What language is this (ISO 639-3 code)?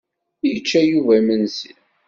kab